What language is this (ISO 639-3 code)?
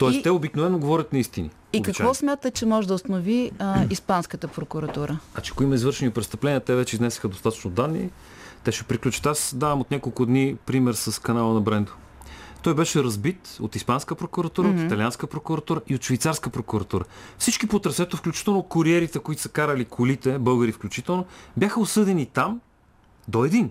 bul